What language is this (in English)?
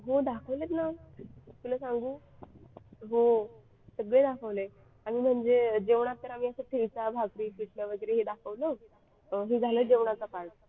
Marathi